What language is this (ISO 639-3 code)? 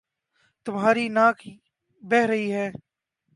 urd